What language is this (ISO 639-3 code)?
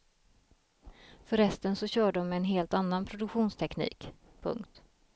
swe